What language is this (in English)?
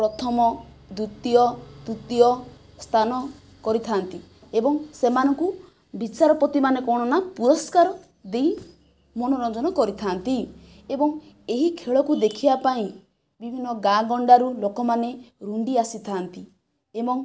Odia